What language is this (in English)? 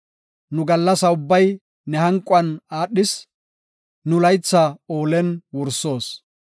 Gofa